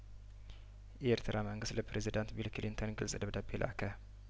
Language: Amharic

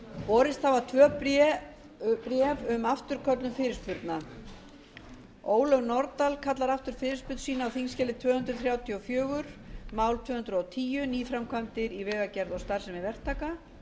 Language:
Icelandic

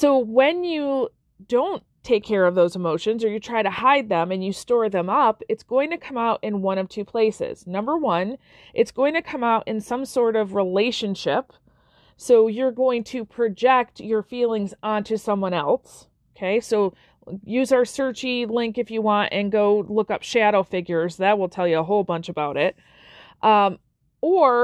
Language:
English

